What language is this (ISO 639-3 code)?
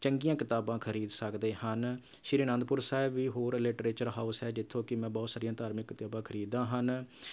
pan